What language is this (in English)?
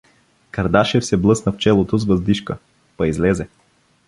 Bulgarian